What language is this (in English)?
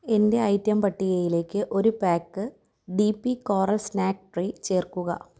Malayalam